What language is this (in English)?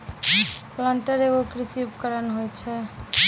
Maithili